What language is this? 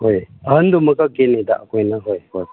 Manipuri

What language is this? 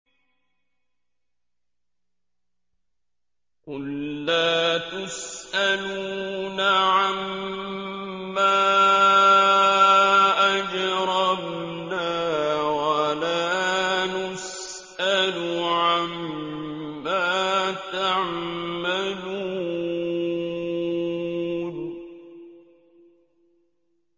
Arabic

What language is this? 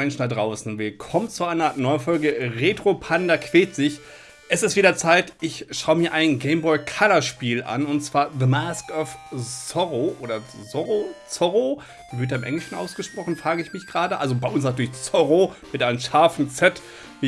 German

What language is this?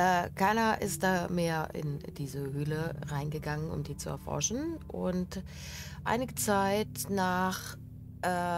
German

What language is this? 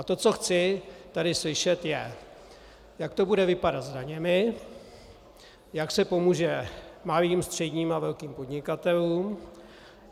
Czech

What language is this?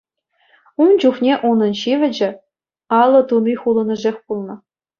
Chuvash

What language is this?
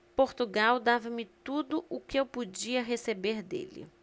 Portuguese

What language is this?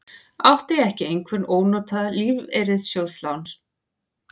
Icelandic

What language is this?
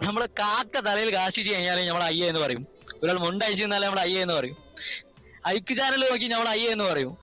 Malayalam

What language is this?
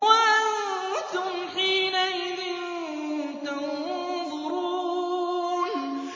Arabic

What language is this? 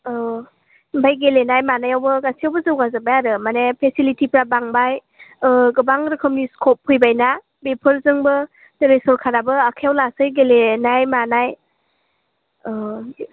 Bodo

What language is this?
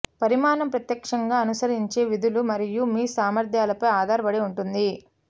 Telugu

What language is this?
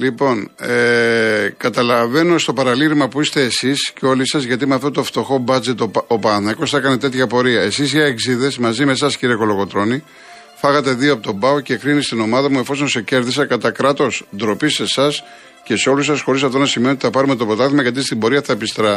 Greek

